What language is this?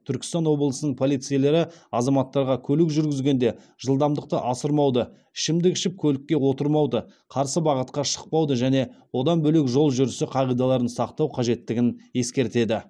Kazakh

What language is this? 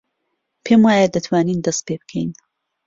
Central Kurdish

